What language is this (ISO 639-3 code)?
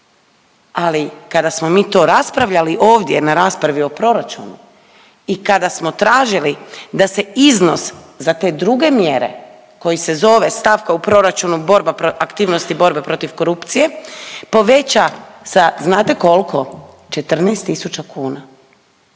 hrv